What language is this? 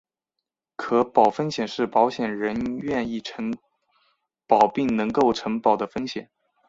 Chinese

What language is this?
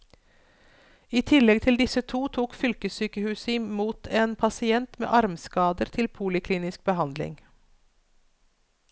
Norwegian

